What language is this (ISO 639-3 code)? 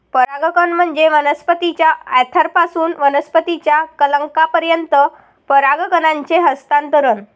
mar